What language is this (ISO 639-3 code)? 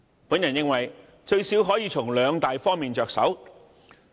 yue